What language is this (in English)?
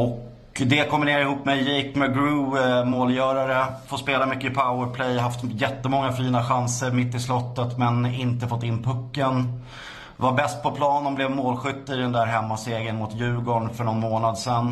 Swedish